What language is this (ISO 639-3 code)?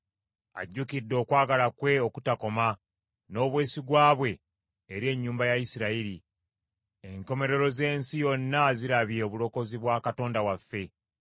lug